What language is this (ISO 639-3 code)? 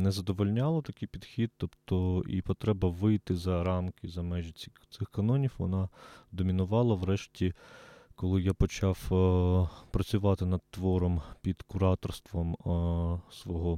ukr